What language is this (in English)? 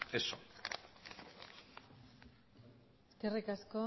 Basque